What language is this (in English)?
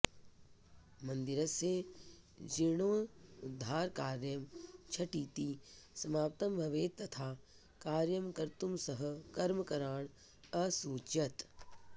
Sanskrit